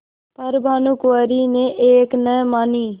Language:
Hindi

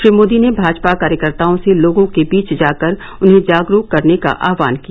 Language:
Hindi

